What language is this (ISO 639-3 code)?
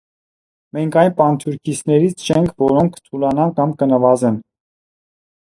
hye